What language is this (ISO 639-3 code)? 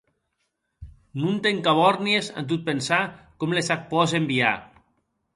oci